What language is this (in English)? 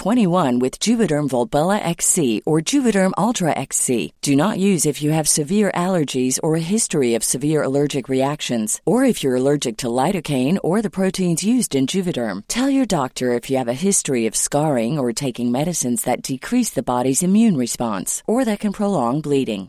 Swedish